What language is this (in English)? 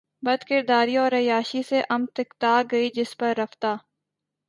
Urdu